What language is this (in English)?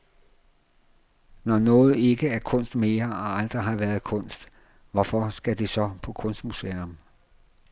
Danish